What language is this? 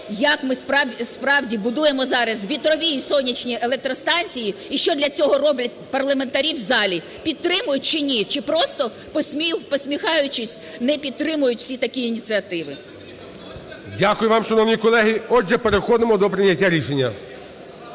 Ukrainian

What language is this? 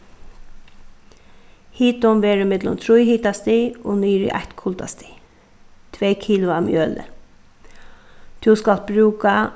Faroese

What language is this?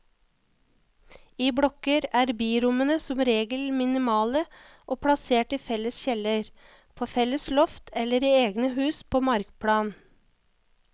Norwegian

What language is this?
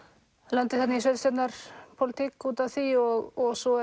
Icelandic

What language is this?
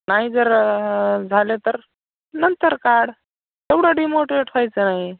Marathi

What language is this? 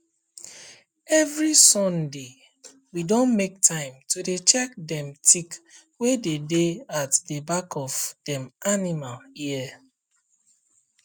Nigerian Pidgin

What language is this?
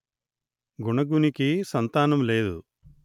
Telugu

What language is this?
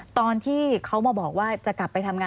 Thai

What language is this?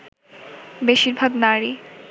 Bangla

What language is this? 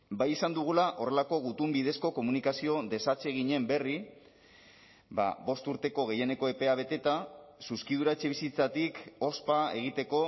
Basque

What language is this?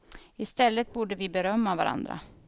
Swedish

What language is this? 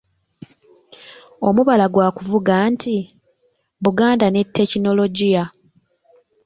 Ganda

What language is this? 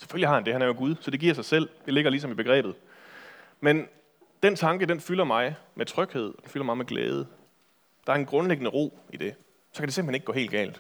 Danish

